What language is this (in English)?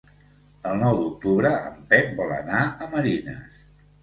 Catalan